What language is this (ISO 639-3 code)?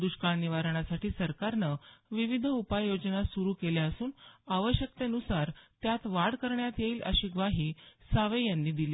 mar